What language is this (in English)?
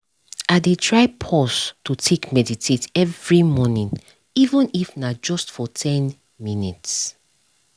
Nigerian Pidgin